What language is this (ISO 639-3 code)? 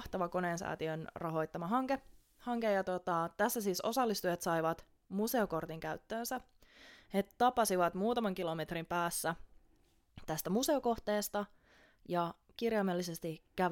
fin